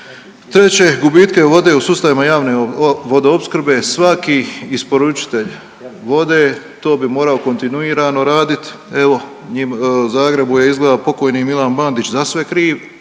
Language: Croatian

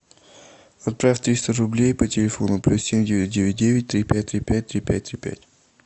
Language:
Russian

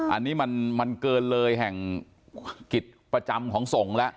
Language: Thai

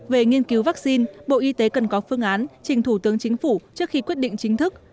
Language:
Vietnamese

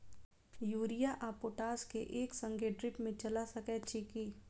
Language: Maithili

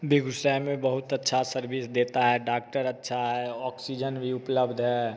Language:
Hindi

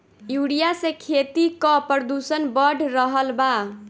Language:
Bhojpuri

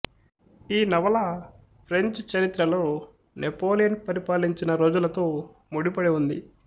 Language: Telugu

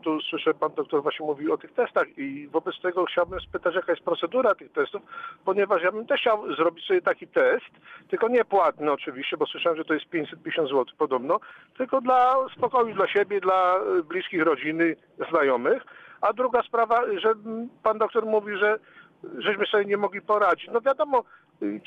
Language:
Polish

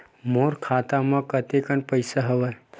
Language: Chhattisgarhi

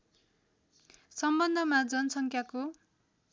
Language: Nepali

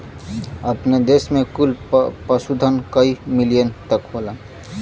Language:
Bhojpuri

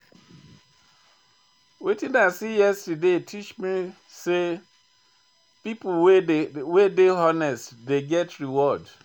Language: Nigerian Pidgin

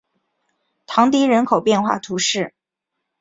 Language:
Chinese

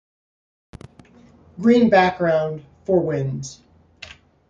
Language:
English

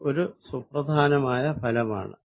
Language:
Malayalam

